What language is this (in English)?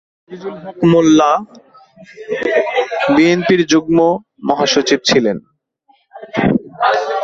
Bangla